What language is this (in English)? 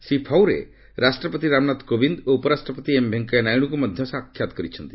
Odia